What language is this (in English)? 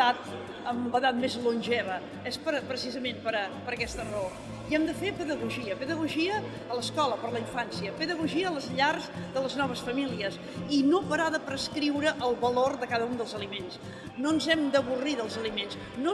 Spanish